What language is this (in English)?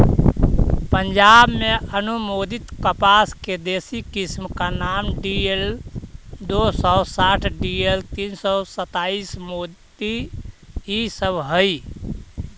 Magahi